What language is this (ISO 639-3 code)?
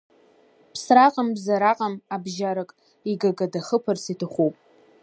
abk